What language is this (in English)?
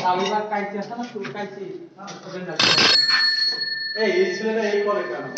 Arabic